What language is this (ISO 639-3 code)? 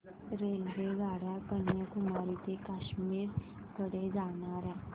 mar